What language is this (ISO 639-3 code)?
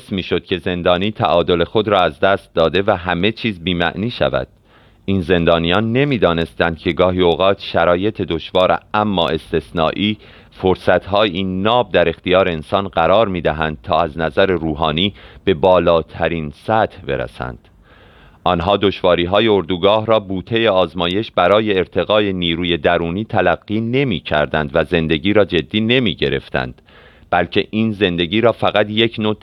fas